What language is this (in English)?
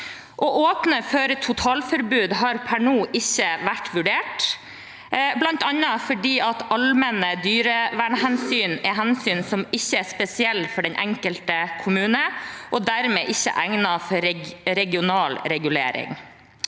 Norwegian